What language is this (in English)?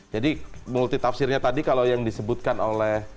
Indonesian